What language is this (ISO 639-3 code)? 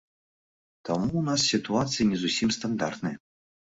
bel